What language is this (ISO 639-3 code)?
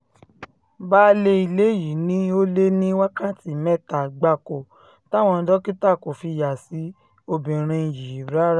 yor